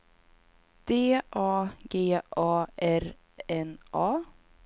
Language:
Swedish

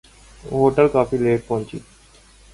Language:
Urdu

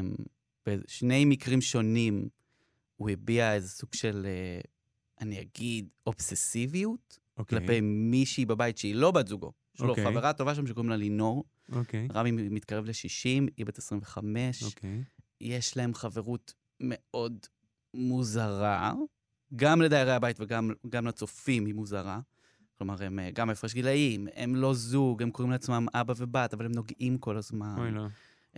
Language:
Hebrew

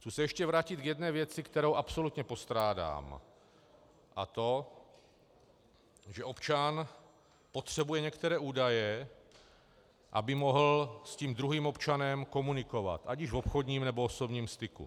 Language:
Czech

